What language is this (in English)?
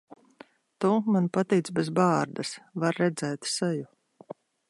Latvian